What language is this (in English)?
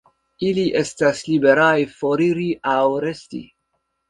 Esperanto